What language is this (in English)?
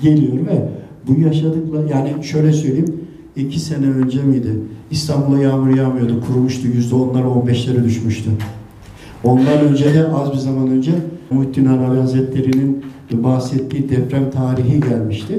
Turkish